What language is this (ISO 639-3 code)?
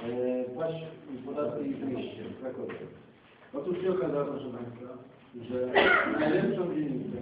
pol